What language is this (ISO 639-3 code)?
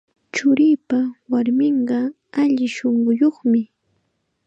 qxa